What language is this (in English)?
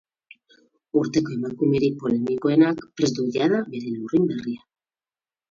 Basque